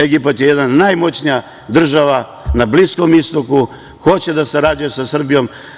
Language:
Serbian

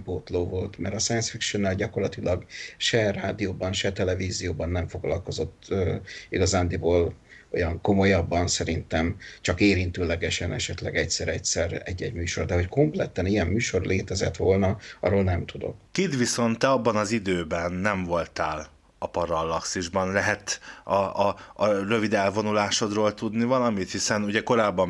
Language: Hungarian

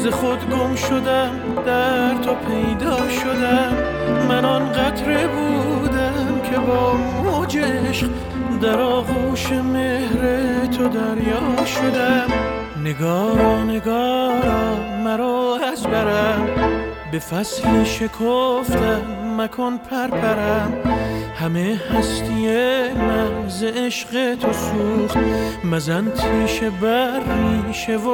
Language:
Persian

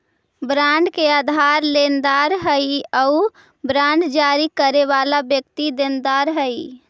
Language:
Magahi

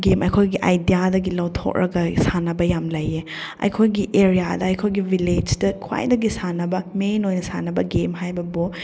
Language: Manipuri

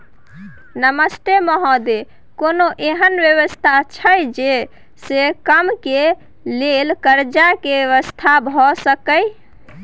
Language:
Maithili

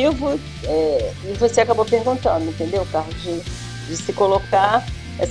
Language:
Portuguese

